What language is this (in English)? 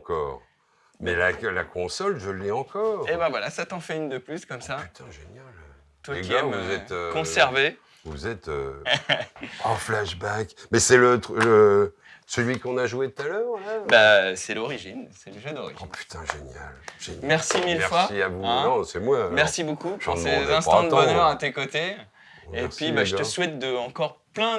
French